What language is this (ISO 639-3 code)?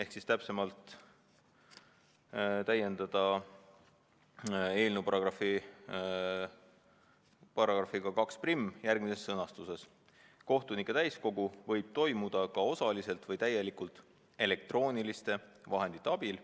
est